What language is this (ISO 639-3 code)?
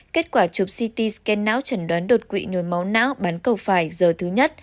vie